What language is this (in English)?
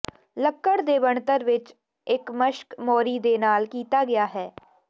Punjabi